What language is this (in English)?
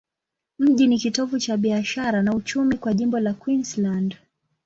Swahili